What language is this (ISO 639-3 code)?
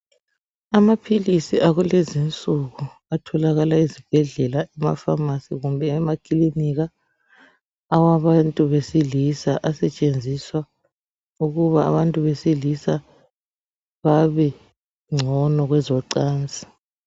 nde